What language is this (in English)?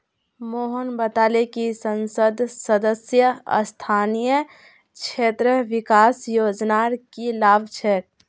Magahi